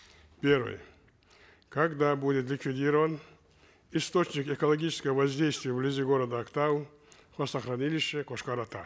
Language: Kazakh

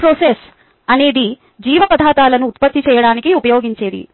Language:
Telugu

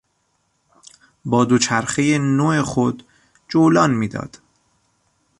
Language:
Persian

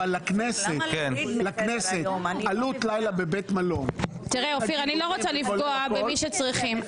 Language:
Hebrew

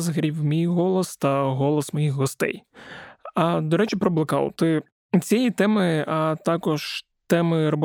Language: Ukrainian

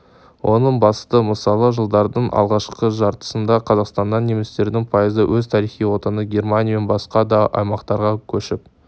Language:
Kazakh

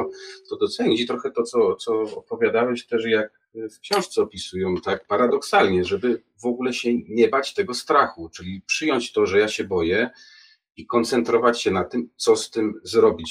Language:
Polish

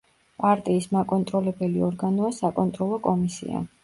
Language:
Georgian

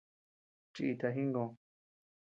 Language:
Tepeuxila Cuicatec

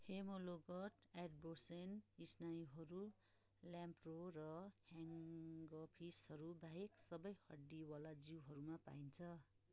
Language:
Nepali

